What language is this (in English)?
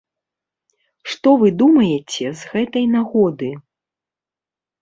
Belarusian